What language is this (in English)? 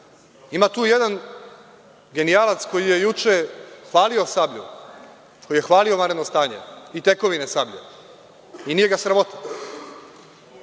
Serbian